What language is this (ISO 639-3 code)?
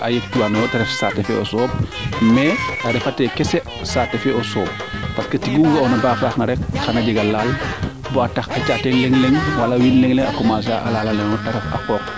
srr